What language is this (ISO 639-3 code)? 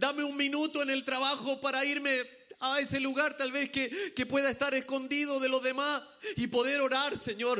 spa